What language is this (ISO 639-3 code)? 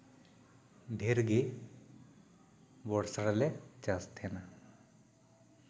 sat